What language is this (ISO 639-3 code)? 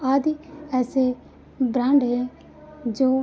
hin